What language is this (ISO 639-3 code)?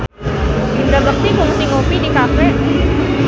sun